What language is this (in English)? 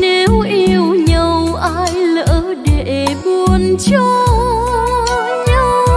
Vietnamese